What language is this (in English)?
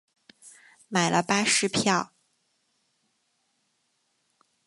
Chinese